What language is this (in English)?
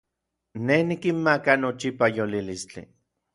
Orizaba Nahuatl